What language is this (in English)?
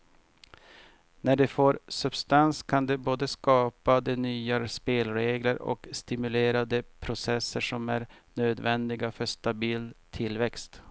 Swedish